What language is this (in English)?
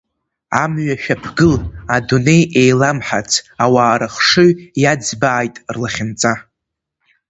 Abkhazian